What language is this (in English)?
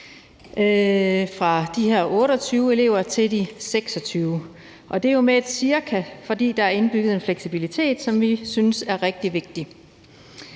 Danish